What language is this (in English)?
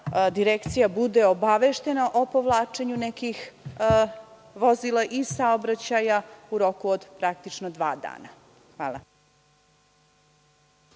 Serbian